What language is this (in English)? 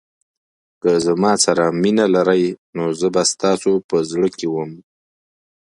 Pashto